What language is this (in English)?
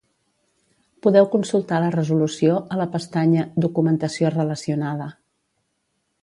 Catalan